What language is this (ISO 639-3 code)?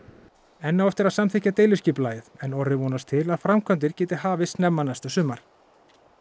isl